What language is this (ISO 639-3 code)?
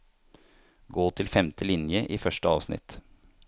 nor